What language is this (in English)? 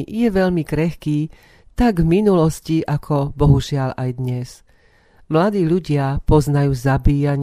Slovak